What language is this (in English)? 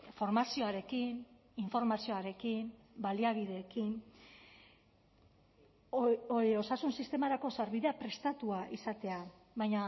Basque